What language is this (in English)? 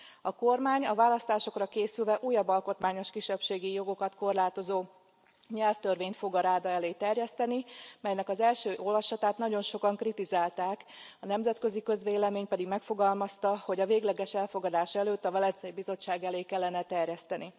Hungarian